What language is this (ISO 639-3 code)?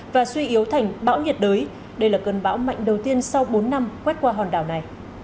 vie